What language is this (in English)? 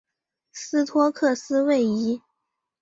Chinese